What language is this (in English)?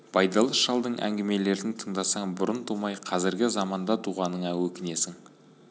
Kazakh